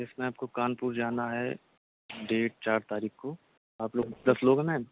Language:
Urdu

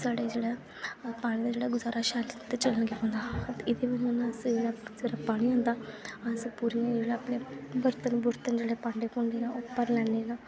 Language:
Dogri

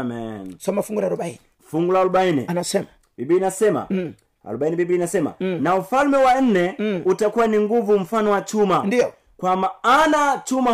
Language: Swahili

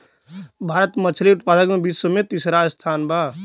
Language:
Bhojpuri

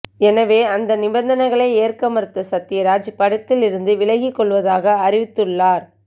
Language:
Tamil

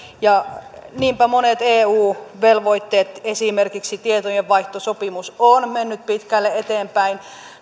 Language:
Finnish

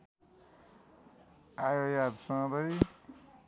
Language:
Nepali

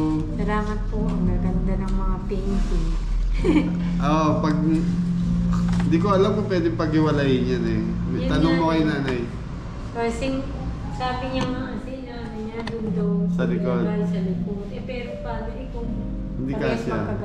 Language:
Filipino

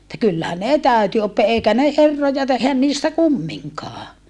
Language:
Finnish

